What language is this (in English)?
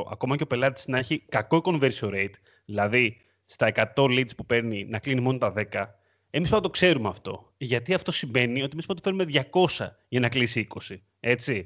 Greek